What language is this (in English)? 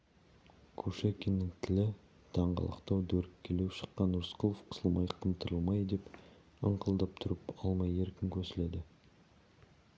Kazakh